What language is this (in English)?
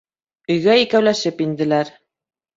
Bashkir